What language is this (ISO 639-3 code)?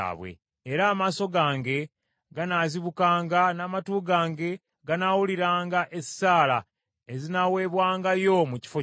lug